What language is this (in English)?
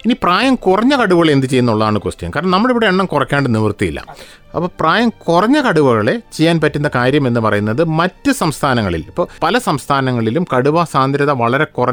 Malayalam